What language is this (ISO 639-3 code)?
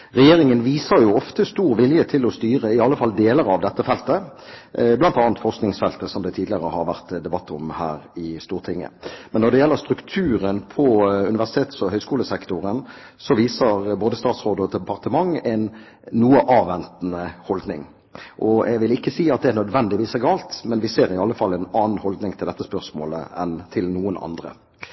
nob